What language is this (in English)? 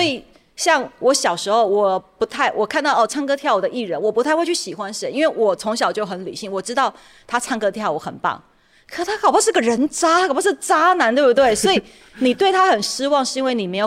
Chinese